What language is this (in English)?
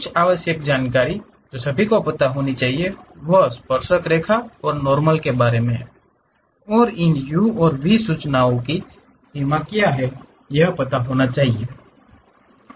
Hindi